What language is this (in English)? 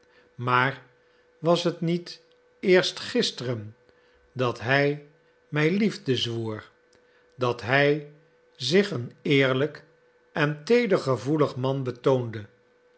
Dutch